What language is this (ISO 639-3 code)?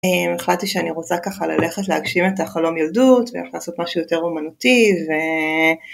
heb